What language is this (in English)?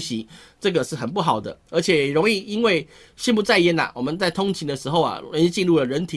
Chinese